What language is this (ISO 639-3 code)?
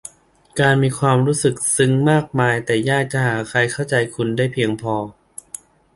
tha